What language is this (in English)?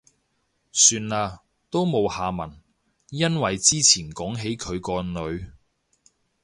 Cantonese